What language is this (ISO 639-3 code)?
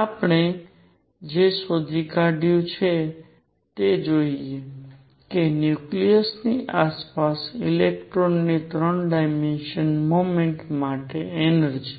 guj